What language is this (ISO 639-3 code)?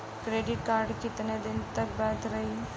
bho